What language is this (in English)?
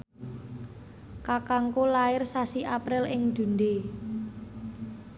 Javanese